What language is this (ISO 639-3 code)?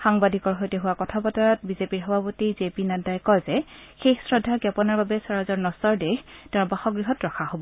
asm